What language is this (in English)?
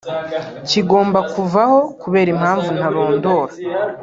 Kinyarwanda